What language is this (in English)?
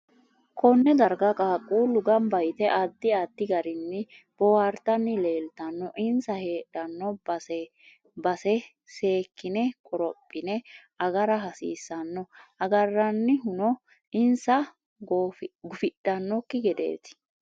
Sidamo